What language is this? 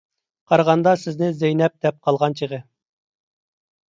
Uyghur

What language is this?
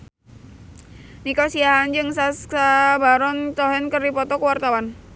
Sundanese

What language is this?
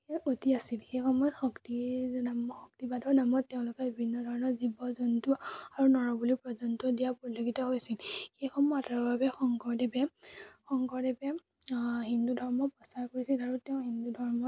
Assamese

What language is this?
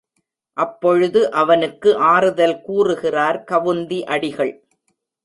Tamil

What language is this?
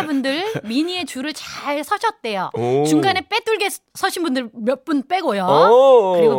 Korean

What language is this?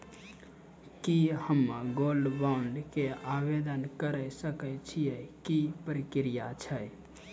Maithili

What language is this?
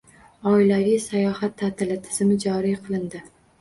Uzbek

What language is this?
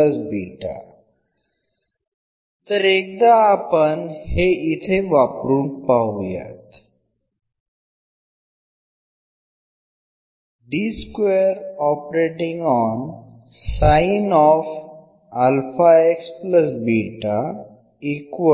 Marathi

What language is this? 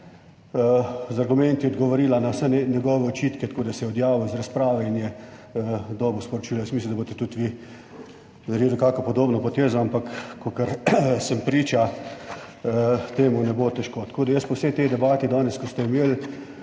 Slovenian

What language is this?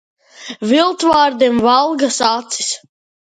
Latvian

